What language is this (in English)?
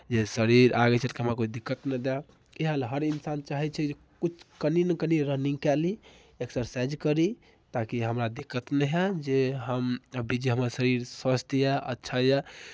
Maithili